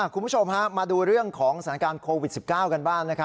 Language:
Thai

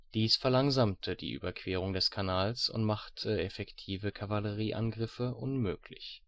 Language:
German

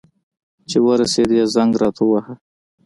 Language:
Pashto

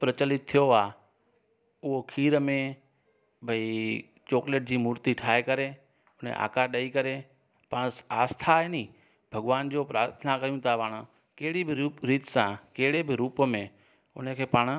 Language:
Sindhi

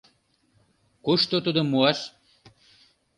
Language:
Mari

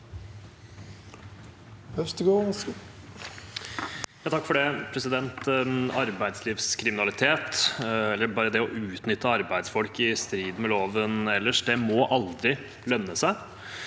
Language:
Norwegian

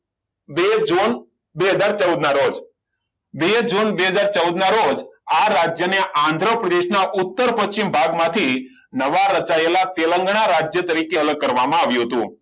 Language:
Gujarati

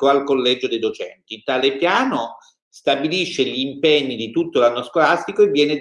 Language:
Italian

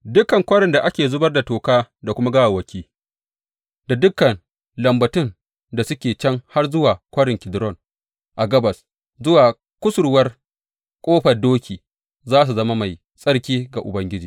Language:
Hausa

